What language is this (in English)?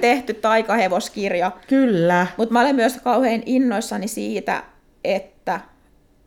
Finnish